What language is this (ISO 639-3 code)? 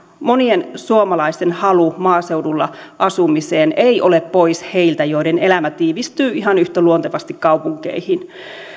fin